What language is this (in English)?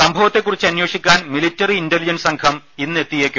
Malayalam